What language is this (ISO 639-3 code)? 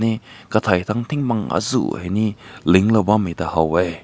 nbu